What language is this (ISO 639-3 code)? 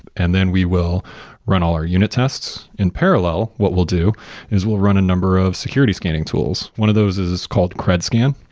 eng